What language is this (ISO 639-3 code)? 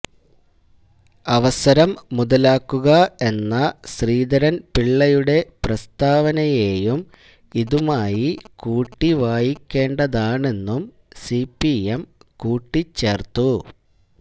mal